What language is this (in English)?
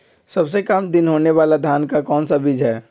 Magahi